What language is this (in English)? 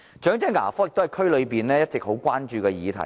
Cantonese